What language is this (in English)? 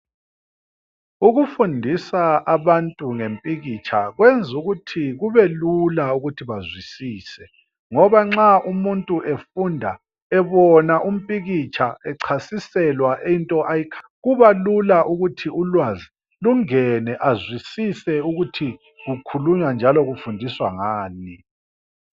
North Ndebele